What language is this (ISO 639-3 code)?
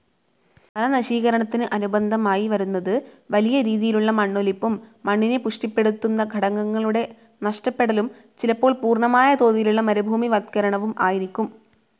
mal